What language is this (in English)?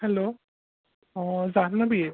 Assamese